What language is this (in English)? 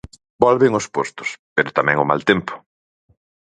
Galician